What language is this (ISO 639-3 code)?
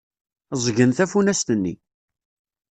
kab